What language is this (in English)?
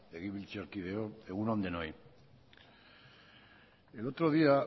Basque